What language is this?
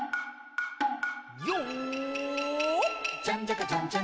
Japanese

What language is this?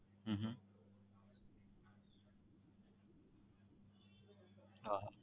Gujarati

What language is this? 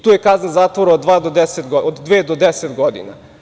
Serbian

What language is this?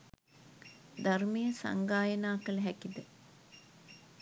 Sinhala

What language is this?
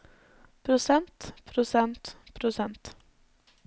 Norwegian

